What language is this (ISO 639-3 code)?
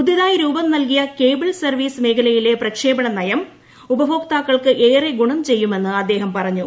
mal